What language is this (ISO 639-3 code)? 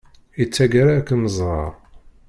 kab